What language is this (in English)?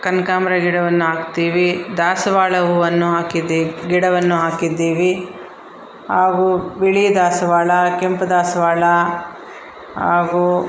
Kannada